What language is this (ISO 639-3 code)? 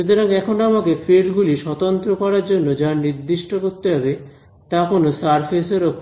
ben